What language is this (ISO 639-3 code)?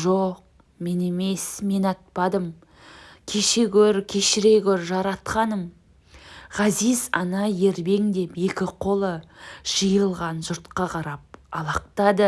tur